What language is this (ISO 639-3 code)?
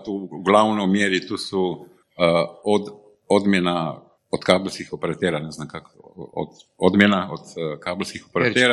hrv